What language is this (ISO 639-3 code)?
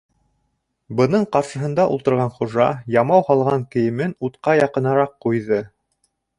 bak